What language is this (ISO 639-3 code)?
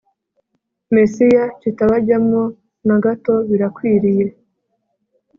kin